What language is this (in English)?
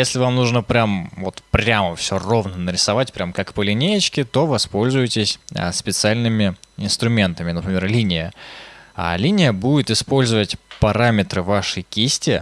Russian